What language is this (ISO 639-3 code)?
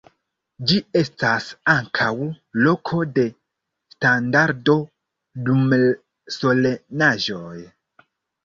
epo